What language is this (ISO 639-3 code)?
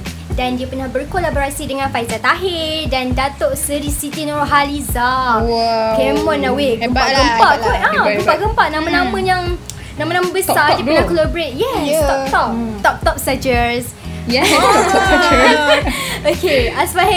msa